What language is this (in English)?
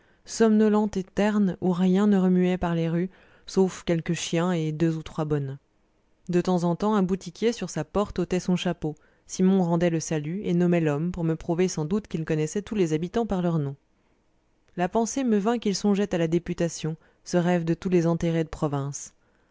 French